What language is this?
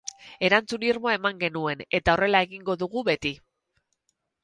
Basque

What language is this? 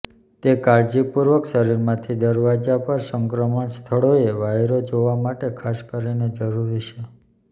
Gujarati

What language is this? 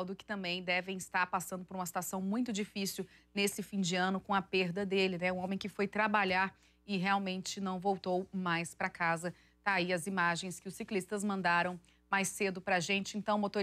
Portuguese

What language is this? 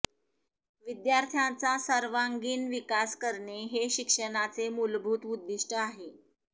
Marathi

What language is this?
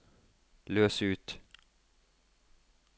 Norwegian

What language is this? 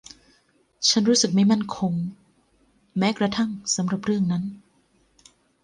Thai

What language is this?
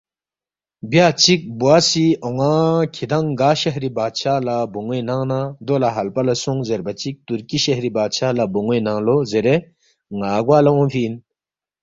Balti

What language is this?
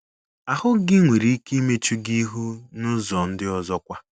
Igbo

